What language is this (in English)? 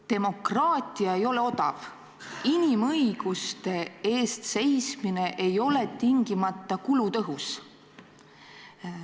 Estonian